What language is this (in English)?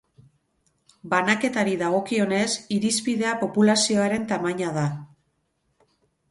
Basque